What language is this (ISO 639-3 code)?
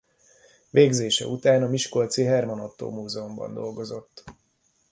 hun